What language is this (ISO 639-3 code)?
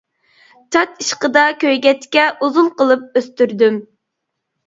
uig